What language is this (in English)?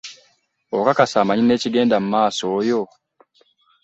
Ganda